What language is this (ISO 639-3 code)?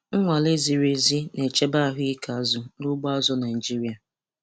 ibo